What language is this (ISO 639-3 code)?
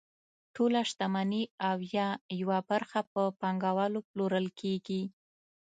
pus